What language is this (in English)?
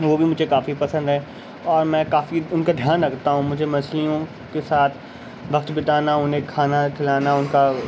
Urdu